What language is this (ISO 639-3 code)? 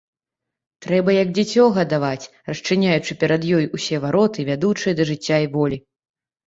bel